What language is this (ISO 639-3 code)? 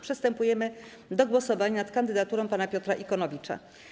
pol